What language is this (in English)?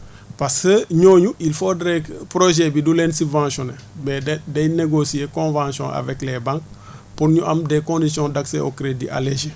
Wolof